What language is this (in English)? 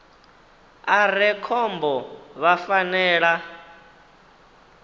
Venda